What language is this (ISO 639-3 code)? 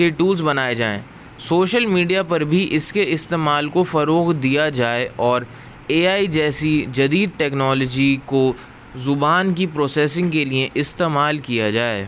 urd